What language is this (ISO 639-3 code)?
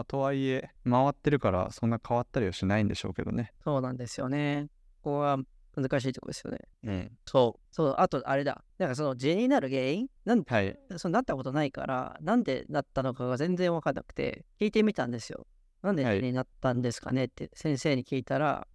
jpn